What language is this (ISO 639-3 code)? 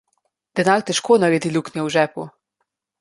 slv